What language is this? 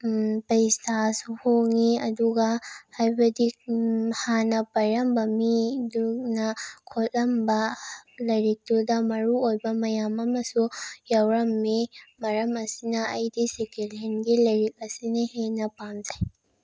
Manipuri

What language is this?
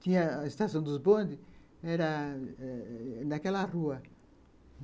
Portuguese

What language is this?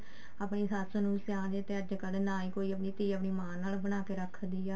Punjabi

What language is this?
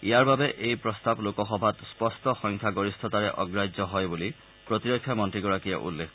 Assamese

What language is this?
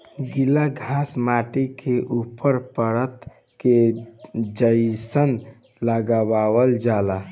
Bhojpuri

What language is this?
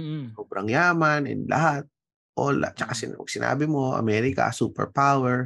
Filipino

